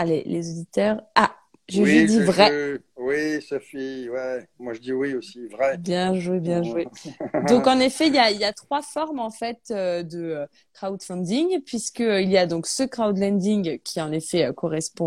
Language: French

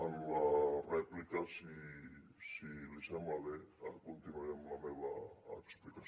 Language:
Catalan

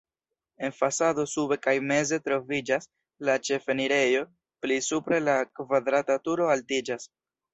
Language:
Esperanto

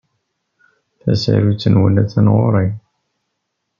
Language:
Kabyle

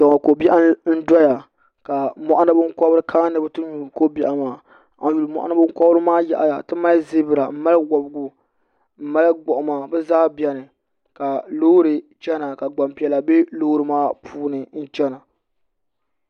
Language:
Dagbani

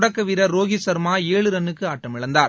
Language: Tamil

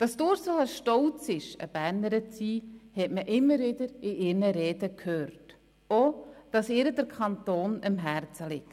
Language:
Swiss German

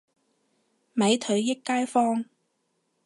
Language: Cantonese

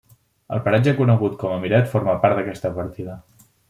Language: Catalan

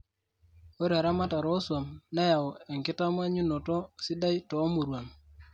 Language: Masai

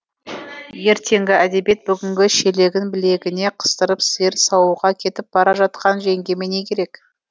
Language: Kazakh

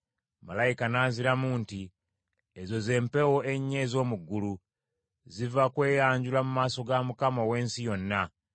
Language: Ganda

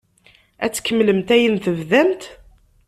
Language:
Kabyle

